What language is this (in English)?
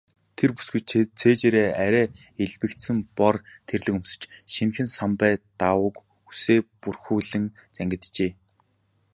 Mongolian